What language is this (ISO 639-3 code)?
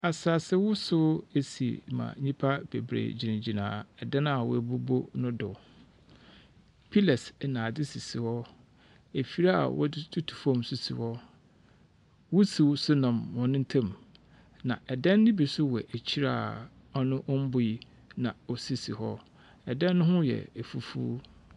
aka